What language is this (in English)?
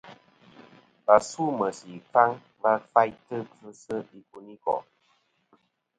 Kom